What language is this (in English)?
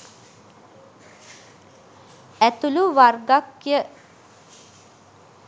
Sinhala